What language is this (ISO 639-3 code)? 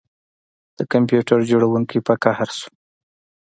pus